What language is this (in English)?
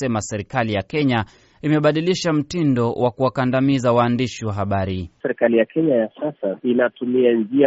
Swahili